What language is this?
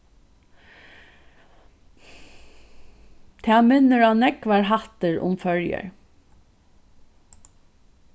Faroese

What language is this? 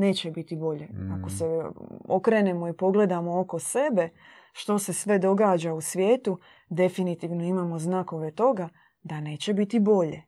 Croatian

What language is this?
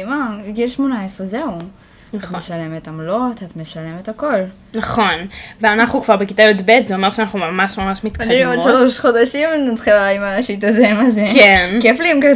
Hebrew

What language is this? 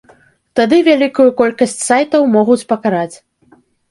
Belarusian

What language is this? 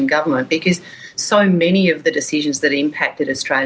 Indonesian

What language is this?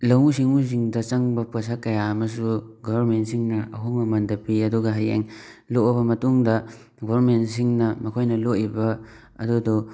Manipuri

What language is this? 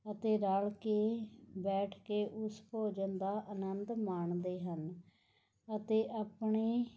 Punjabi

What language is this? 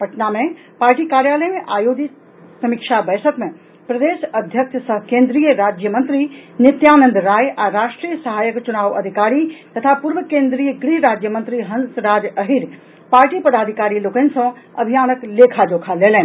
Maithili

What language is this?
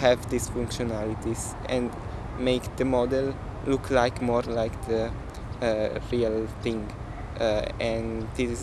English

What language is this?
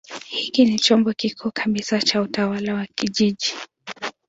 Swahili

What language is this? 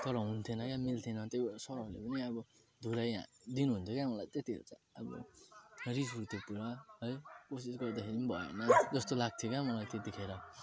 Nepali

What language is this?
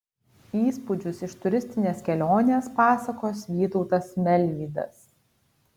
Lithuanian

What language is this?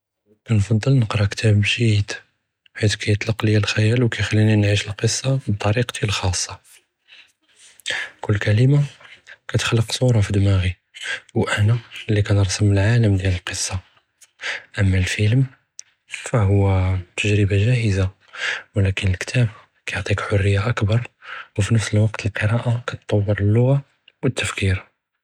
Judeo-Arabic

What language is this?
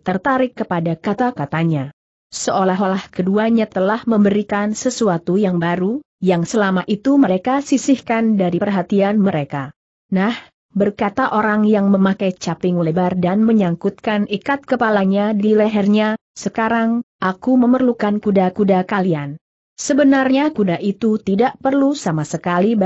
Indonesian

